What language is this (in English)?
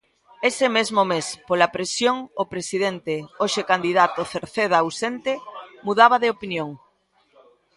Galician